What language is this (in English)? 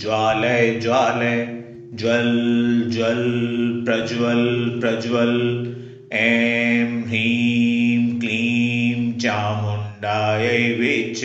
Hindi